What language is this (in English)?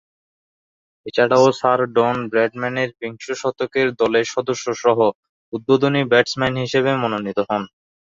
Bangla